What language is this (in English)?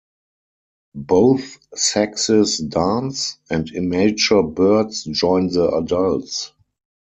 English